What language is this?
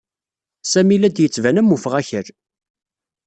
Kabyle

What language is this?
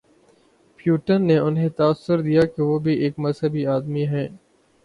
Urdu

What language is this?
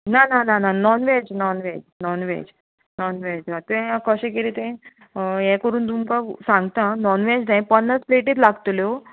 Konkani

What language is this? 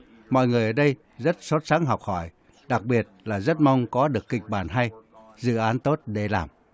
Vietnamese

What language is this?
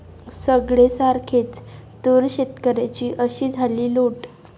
Marathi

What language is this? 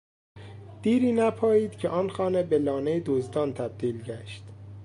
Persian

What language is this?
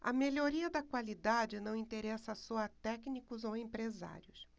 Portuguese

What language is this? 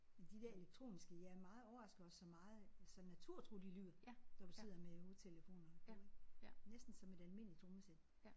Danish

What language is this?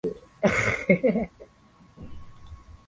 Swahili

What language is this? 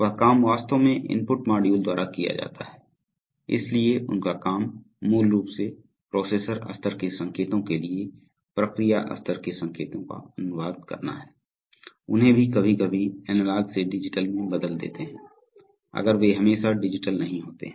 Hindi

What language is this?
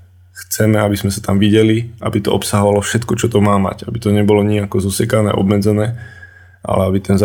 Slovak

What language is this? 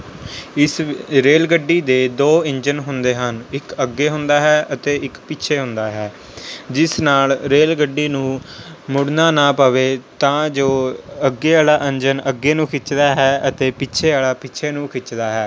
Punjabi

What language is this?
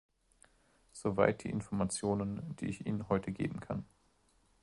German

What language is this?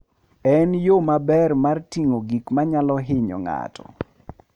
Luo (Kenya and Tanzania)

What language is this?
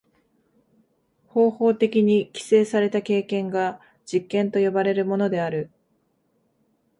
Japanese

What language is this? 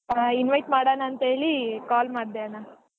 Kannada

